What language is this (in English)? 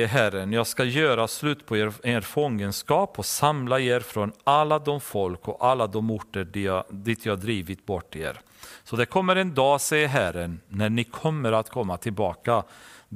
Swedish